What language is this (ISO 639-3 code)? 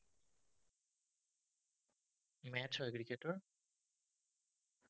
asm